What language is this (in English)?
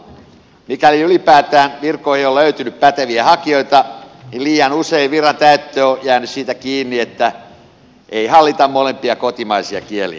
Finnish